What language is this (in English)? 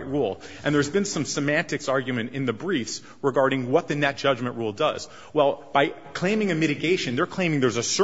English